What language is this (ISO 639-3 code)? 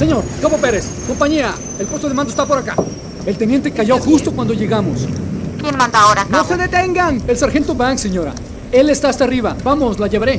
spa